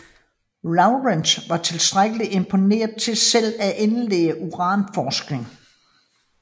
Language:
Danish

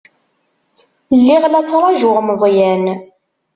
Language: Kabyle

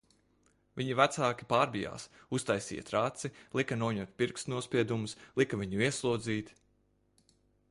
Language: Latvian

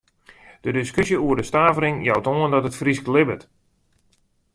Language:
Western Frisian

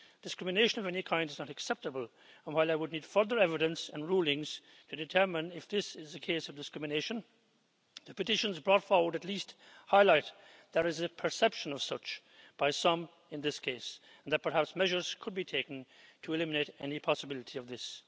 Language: English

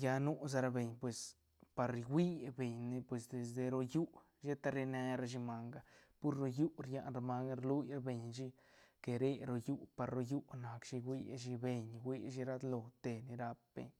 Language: Santa Catarina Albarradas Zapotec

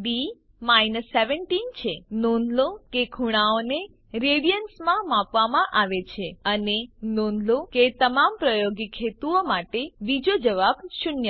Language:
Gujarati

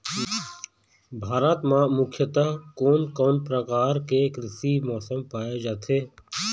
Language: Chhattisgarhi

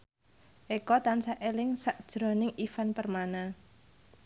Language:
Javanese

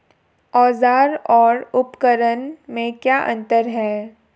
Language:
Hindi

